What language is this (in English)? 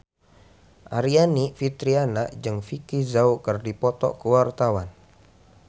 Sundanese